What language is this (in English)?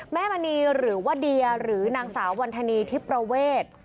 Thai